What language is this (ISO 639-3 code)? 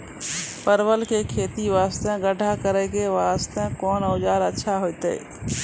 mai